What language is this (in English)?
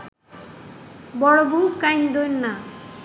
Bangla